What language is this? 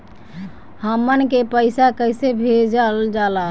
Bhojpuri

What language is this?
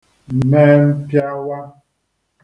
Igbo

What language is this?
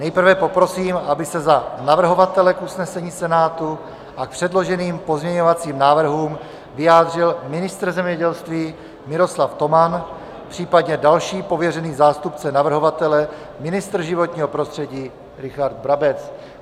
Czech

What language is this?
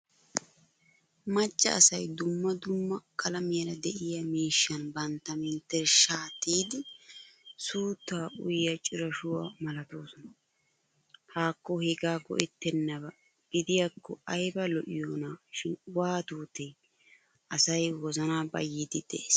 Wolaytta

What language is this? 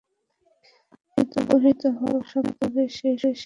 Bangla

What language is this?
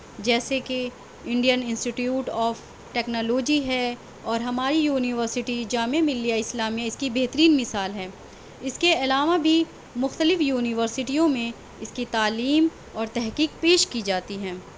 Urdu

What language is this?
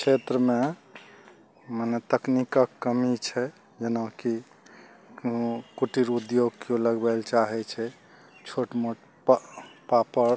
Maithili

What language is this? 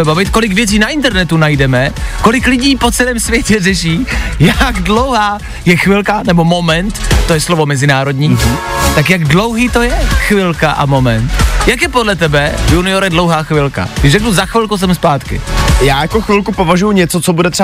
Czech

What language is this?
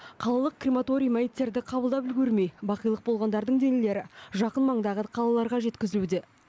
Kazakh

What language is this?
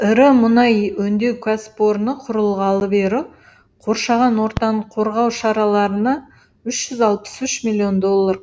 Kazakh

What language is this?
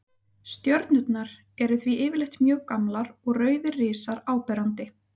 Icelandic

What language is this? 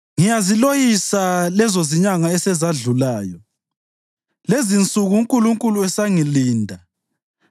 North Ndebele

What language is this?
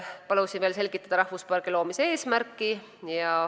Estonian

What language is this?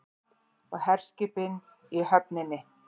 Icelandic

